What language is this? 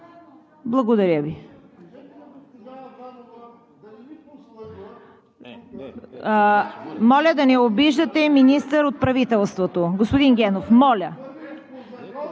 Bulgarian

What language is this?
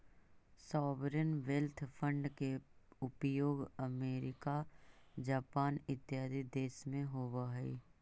Magahi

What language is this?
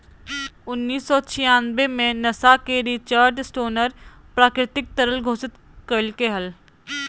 Magahi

